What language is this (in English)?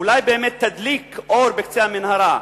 Hebrew